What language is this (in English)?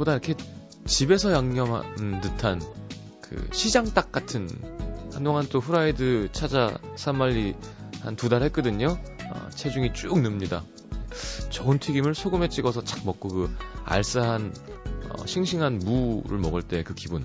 Korean